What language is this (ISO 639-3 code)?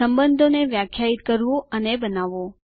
guj